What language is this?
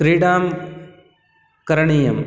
Sanskrit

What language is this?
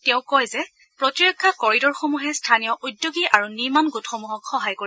Assamese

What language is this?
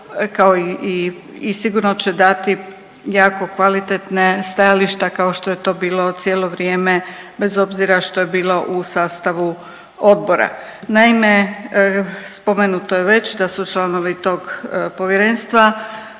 Croatian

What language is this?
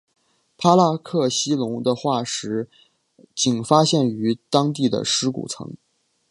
Chinese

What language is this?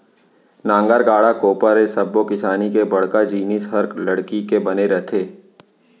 Chhattisgarhi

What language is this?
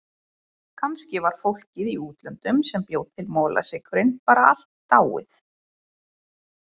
Icelandic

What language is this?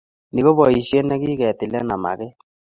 Kalenjin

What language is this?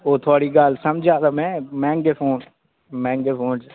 Dogri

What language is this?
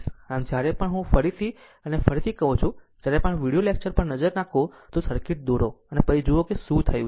Gujarati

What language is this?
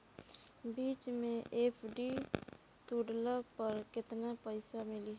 Bhojpuri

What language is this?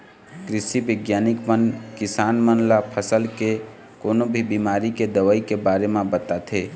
Chhattisgarhi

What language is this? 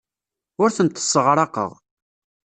Kabyle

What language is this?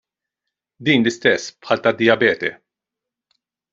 Maltese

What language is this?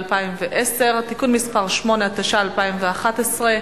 Hebrew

